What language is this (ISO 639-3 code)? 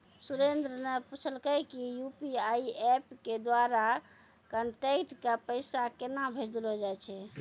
mai